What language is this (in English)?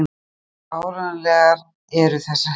Icelandic